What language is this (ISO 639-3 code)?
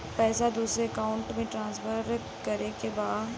bho